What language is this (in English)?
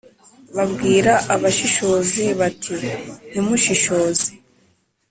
Kinyarwanda